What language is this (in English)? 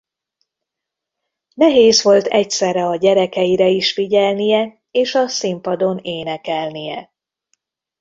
Hungarian